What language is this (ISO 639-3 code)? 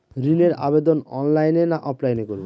ben